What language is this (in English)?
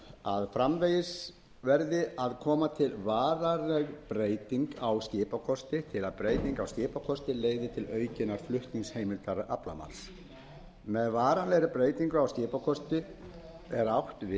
Icelandic